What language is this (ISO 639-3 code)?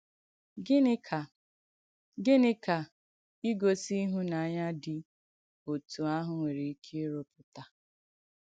ibo